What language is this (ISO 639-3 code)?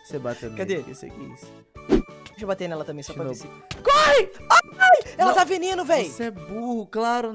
por